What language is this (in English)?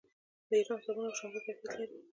Pashto